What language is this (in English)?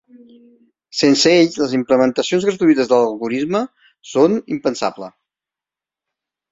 Catalan